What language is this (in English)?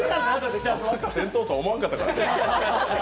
Japanese